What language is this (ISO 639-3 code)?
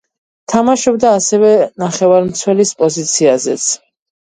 kat